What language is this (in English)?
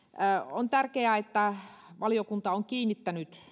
Finnish